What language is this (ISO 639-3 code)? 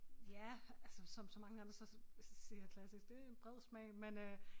dan